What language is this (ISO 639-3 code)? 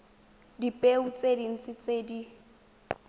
tsn